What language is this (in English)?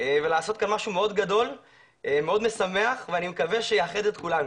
Hebrew